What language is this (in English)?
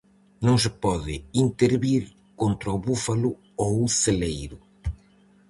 Galician